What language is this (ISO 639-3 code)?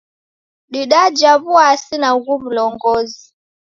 dav